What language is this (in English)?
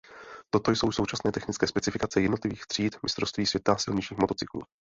Czech